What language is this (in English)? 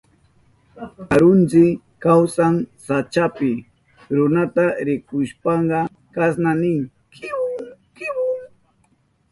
Southern Pastaza Quechua